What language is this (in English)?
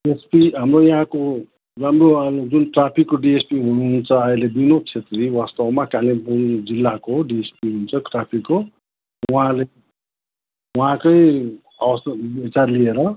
Nepali